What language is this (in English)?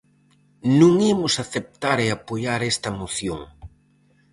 Galician